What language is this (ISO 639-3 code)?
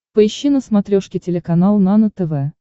rus